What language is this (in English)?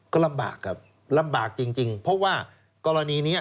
Thai